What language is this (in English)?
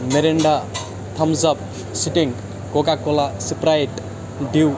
Kashmiri